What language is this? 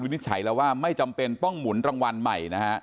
Thai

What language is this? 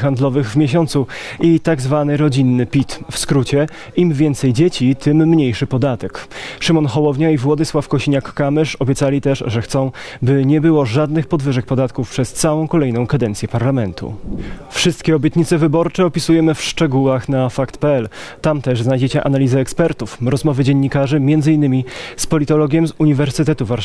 Polish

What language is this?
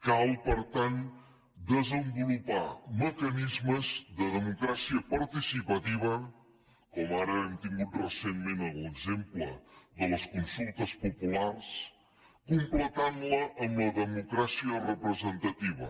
Catalan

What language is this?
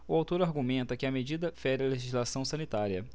Portuguese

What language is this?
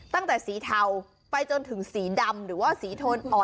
Thai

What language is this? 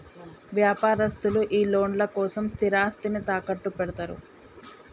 Telugu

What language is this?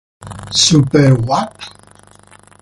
Italian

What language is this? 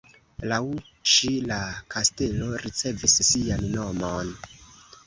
Esperanto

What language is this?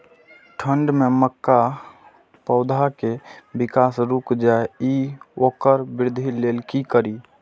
Maithili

